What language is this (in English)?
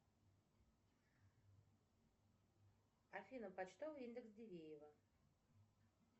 Russian